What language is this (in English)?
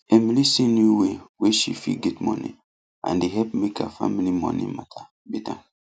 Nigerian Pidgin